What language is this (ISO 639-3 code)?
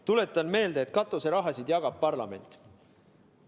est